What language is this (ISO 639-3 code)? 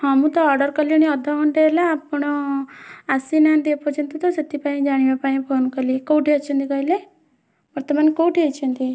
ori